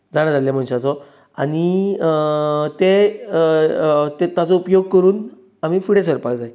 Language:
Konkani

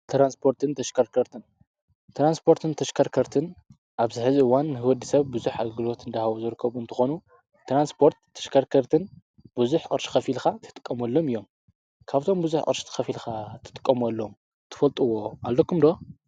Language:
Tigrinya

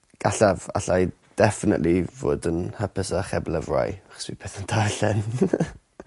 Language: Welsh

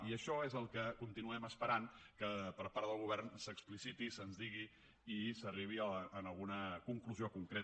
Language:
Catalan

